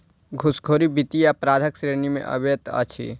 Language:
Maithili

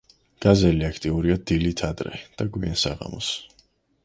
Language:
Georgian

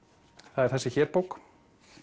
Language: Icelandic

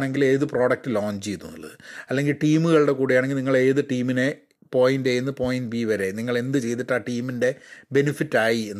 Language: Malayalam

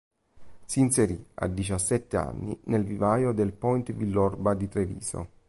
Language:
Italian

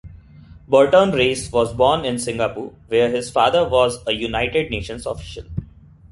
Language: English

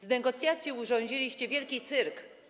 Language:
Polish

